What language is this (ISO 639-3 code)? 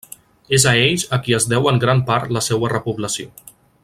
cat